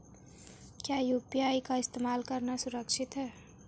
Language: Hindi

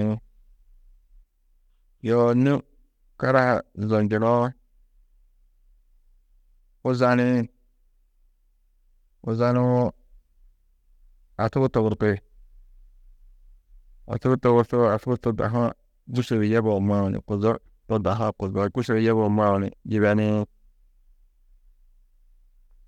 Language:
Tedaga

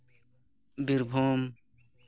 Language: Santali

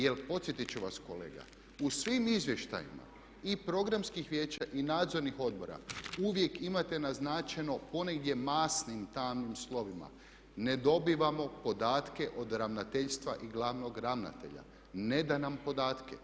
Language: Croatian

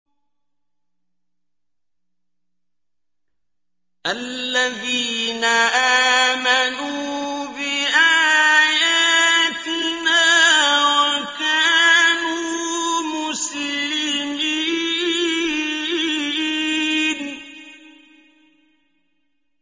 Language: Arabic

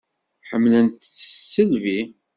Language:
Kabyle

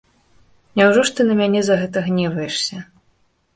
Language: Belarusian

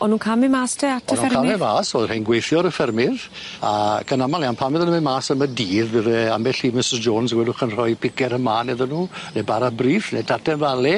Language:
Welsh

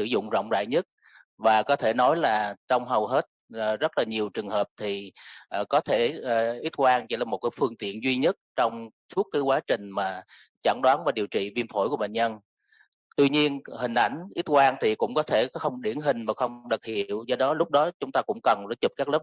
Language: Vietnamese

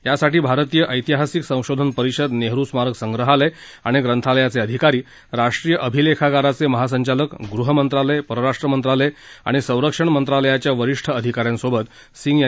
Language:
Marathi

